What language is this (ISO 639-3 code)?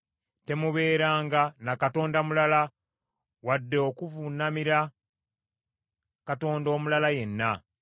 lug